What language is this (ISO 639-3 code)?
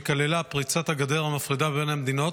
heb